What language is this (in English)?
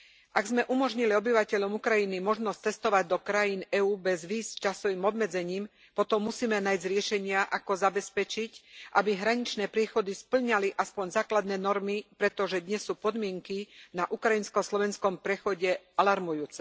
Slovak